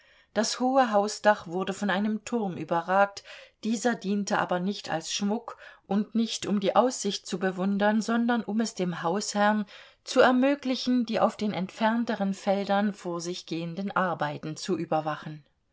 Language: German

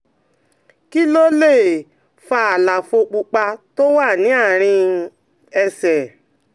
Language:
Yoruba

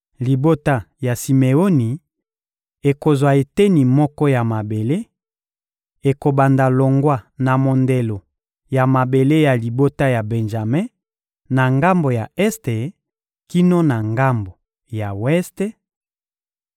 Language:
Lingala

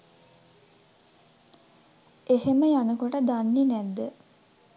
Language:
Sinhala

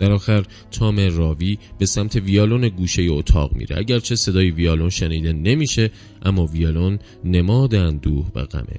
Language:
Persian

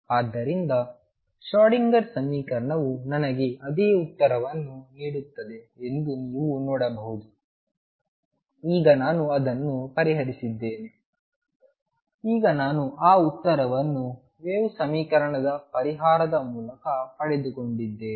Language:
Kannada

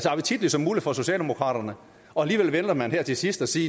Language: Danish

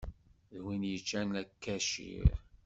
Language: Kabyle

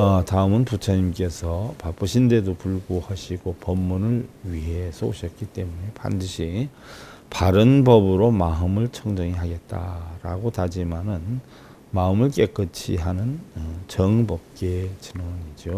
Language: Korean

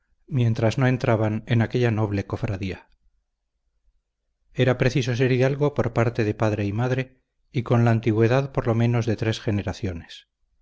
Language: Spanish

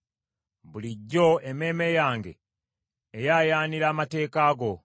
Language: Ganda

